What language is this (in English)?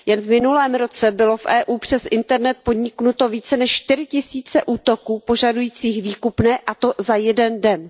Czech